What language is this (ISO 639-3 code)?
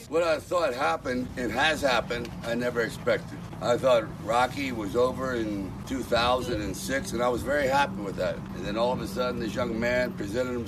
rus